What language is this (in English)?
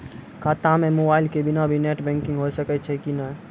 Maithili